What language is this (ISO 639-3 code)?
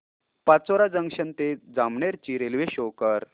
mar